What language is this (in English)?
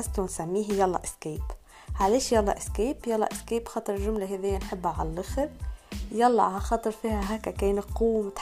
Arabic